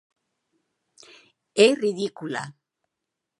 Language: Galician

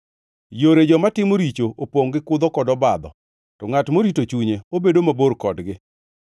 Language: Luo (Kenya and Tanzania)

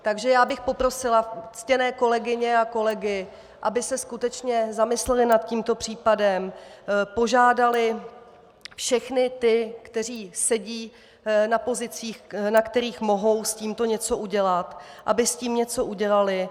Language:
Czech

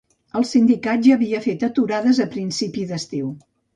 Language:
Catalan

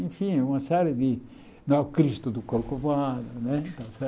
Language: Portuguese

